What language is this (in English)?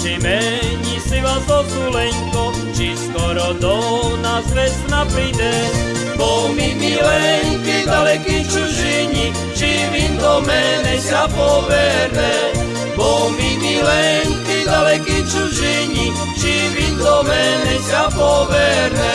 Slovak